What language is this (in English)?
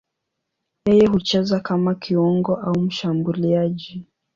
Swahili